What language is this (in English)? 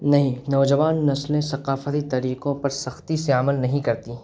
Urdu